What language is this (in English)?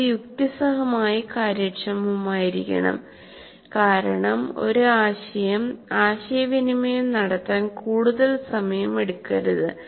Malayalam